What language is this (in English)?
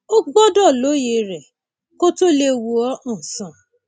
Yoruba